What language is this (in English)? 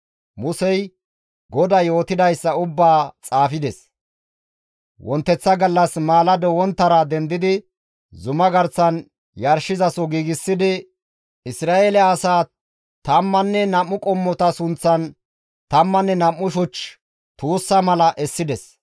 Gamo